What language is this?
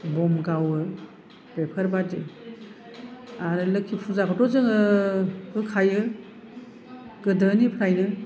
Bodo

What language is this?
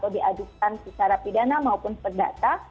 Indonesian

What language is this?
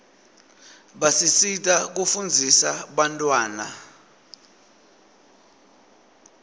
Swati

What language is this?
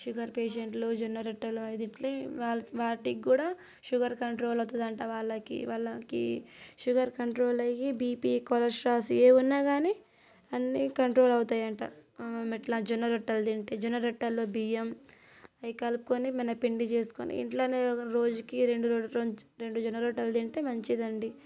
Telugu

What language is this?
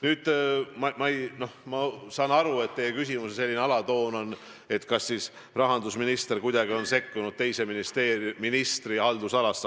Estonian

